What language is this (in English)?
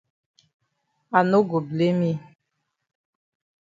Cameroon Pidgin